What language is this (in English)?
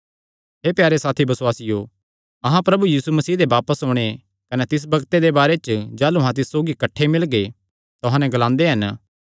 Kangri